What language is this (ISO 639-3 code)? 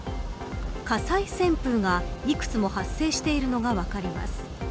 jpn